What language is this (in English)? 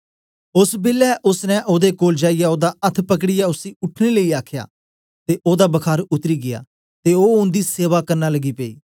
Dogri